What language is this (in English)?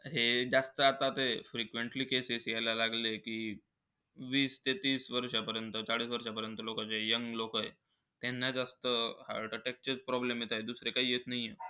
Marathi